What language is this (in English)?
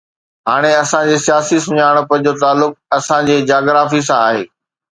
Sindhi